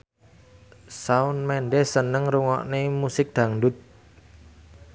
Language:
Javanese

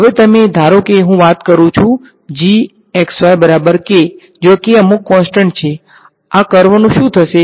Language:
Gujarati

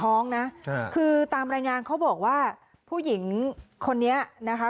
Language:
Thai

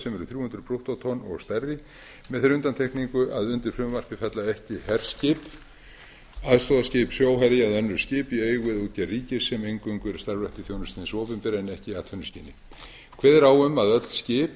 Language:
Icelandic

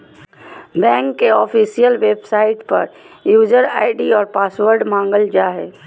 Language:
Magahi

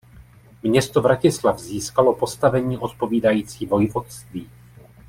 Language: Czech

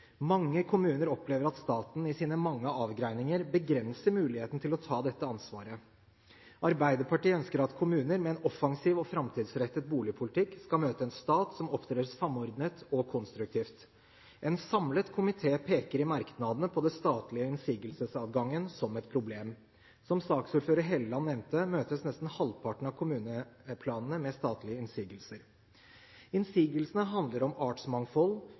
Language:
Norwegian Bokmål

